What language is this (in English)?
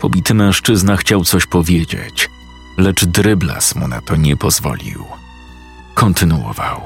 Polish